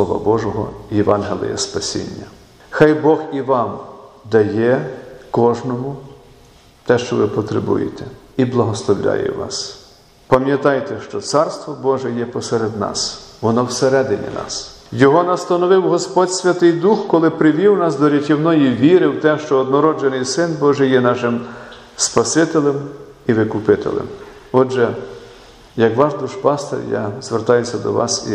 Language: Ukrainian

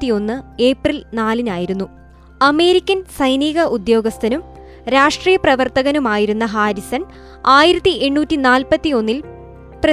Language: Malayalam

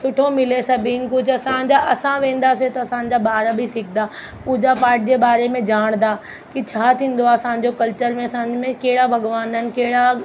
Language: Sindhi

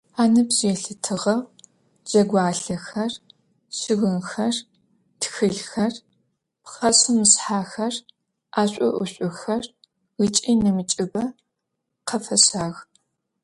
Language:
Adyghe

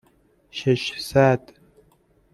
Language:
Persian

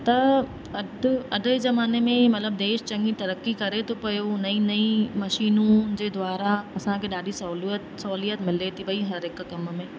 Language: Sindhi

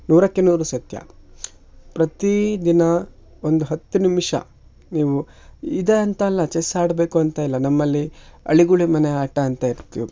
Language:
Kannada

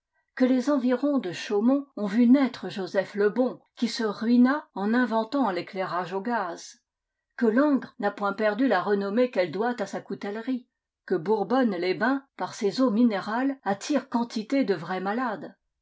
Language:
French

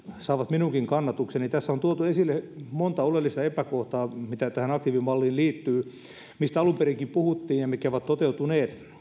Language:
Finnish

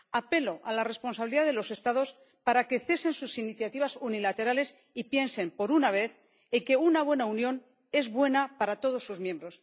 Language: Spanish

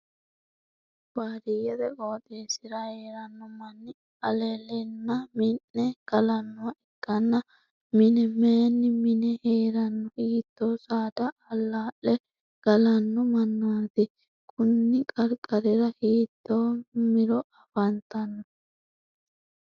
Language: Sidamo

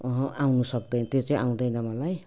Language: Nepali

